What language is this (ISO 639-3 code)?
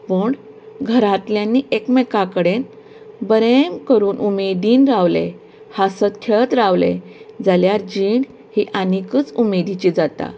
kok